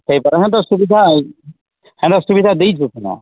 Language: Odia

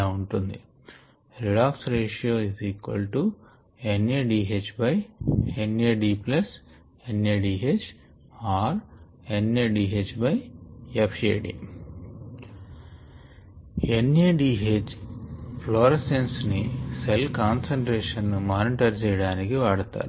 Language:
Telugu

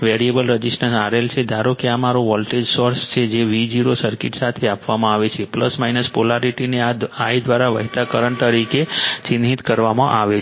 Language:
Gujarati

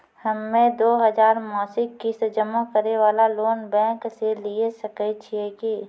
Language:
Maithili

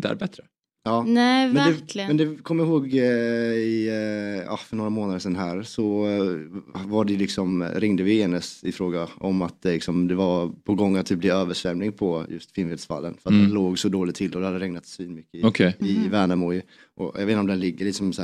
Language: Swedish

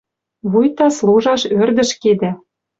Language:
Western Mari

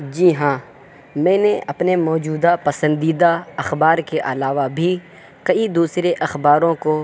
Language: Urdu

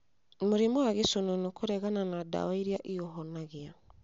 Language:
Kikuyu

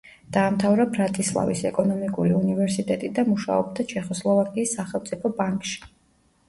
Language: Georgian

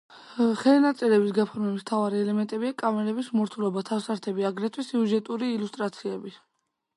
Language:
Georgian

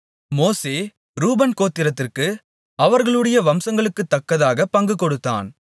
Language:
Tamil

